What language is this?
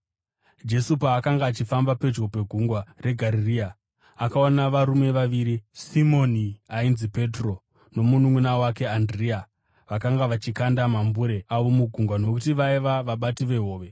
Shona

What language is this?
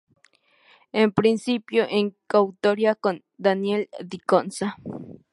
Spanish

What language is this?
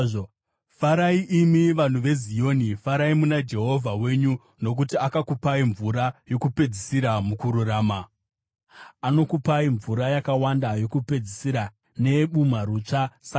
Shona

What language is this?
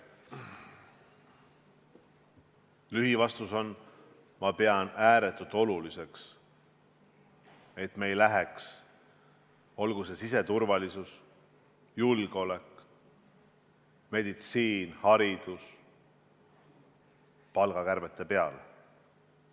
Estonian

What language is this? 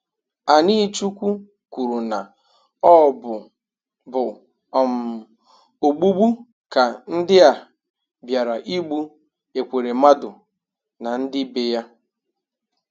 Igbo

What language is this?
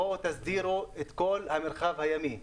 Hebrew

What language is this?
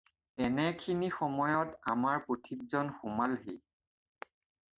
Assamese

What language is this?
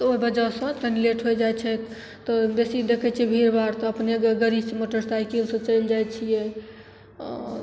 Maithili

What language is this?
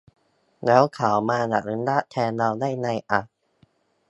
Thai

